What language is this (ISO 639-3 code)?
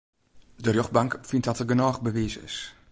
fry